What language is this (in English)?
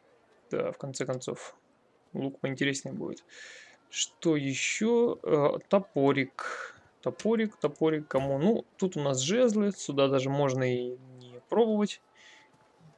Russian